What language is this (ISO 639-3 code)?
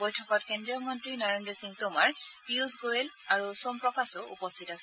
asm